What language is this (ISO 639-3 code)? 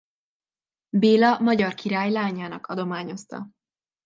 hun